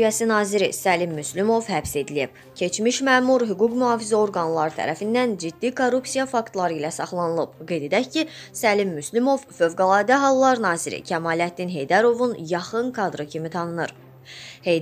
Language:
Turkish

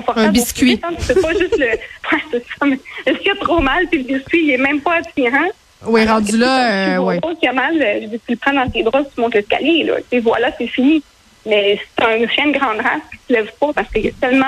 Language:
French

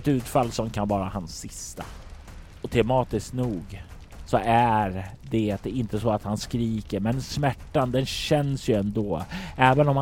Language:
Swedish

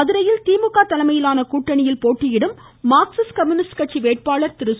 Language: Tamil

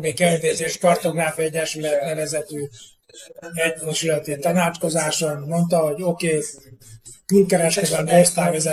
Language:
Hungarian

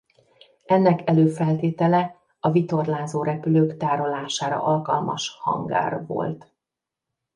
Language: Hungarian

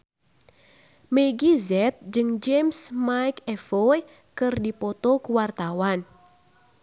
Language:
Sundanese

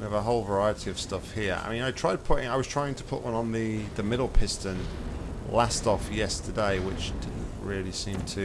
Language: English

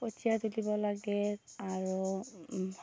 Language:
Assamese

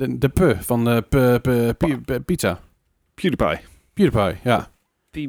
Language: Dutch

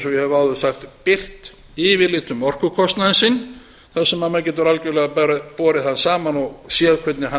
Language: Icelandic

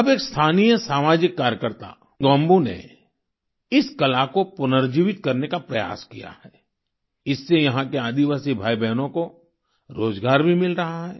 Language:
Hindi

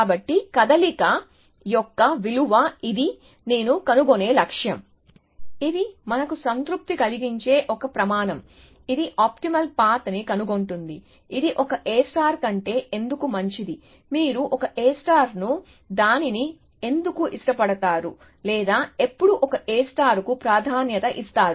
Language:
Telugu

